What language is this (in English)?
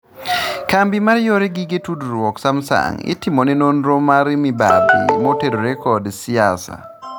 Luo (Kenya and Tanzania)